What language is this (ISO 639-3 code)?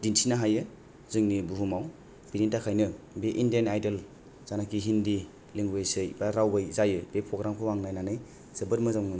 brx